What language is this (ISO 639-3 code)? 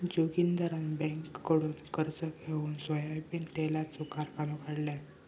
mar